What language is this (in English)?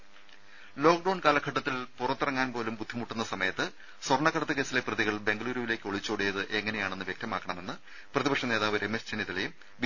Malayalam